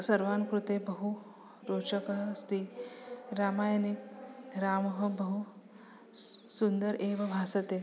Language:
Sanskrit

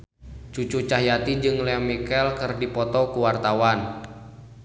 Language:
Sundanese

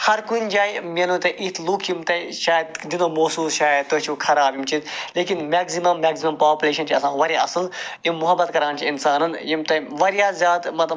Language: Kashmiri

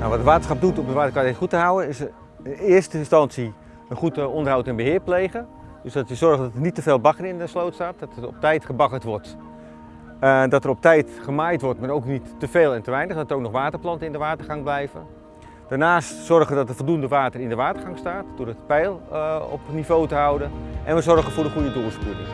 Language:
Dutch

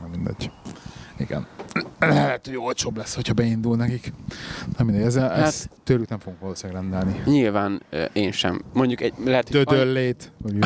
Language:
Hungarian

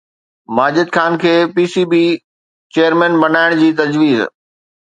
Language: Sindhi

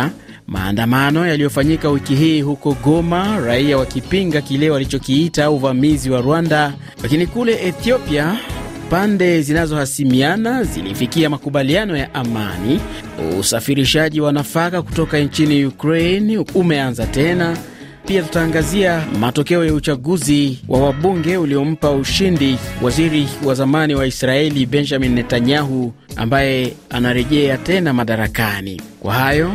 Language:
Swahili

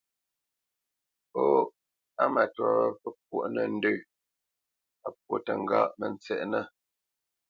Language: Bamenyam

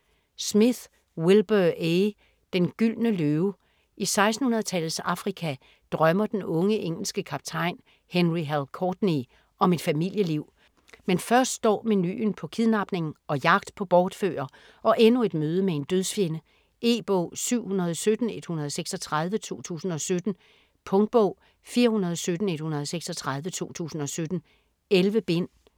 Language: Danish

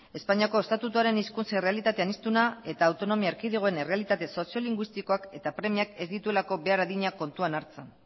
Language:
Basque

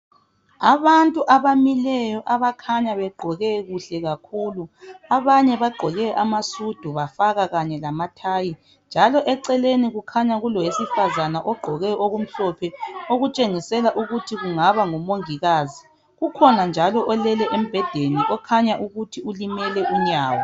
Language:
North Ndebele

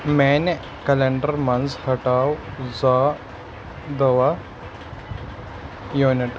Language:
Kashmiri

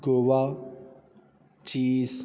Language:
Punjabi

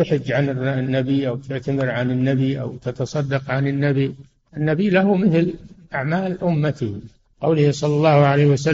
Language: Arabic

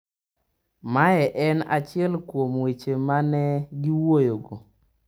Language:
Luo (Kenya and Tanzania)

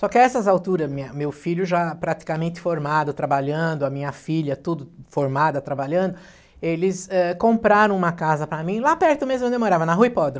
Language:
Portuguese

